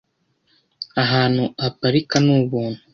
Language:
Kinyarwanda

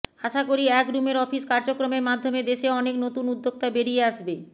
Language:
Bangla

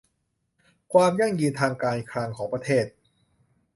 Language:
Thai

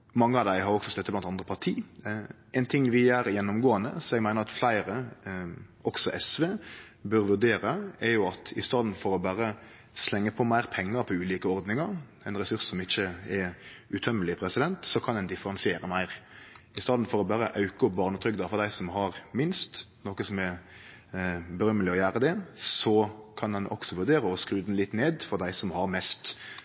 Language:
Norwegian Nynorsk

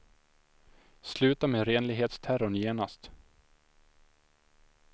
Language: Swedish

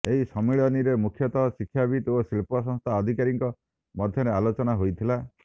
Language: Odia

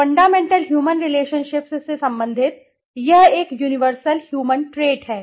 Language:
Hindi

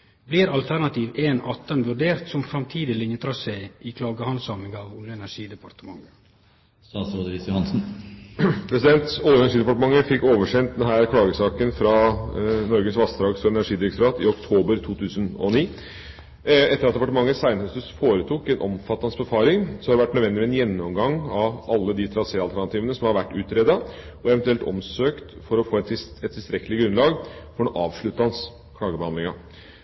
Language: Norwegian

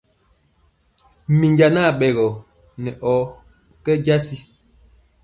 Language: Mpiemo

